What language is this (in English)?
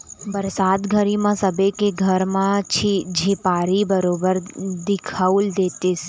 Chhattisgarhi